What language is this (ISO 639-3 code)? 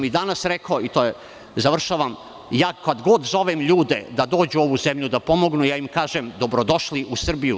srp